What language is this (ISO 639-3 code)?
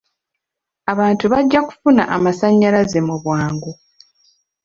lug